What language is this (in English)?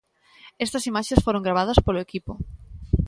Galician